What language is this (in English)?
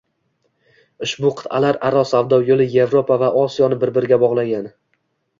Uzbek